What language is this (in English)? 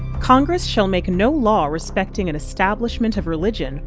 English